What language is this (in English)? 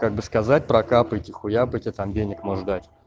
Russian